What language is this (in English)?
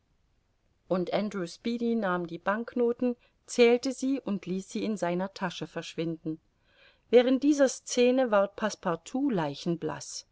German